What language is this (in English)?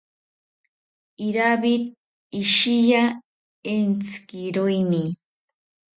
South Ucayali Ashéninka